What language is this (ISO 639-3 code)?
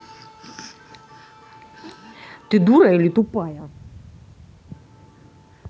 rus